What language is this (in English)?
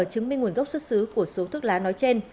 Vietnamese